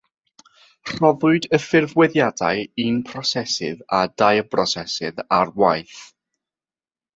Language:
Welsh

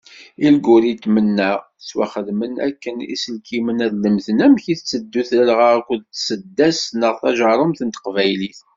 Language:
Kabyle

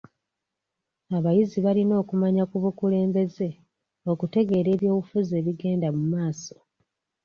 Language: Ganda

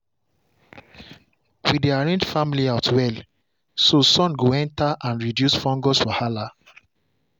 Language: Nigerian Pidgin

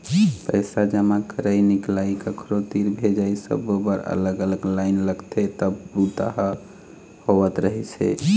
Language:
Chhattisgarhi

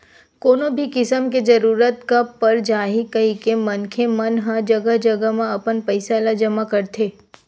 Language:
Chhattisgarhi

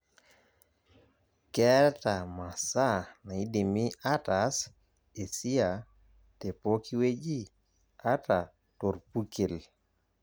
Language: Masai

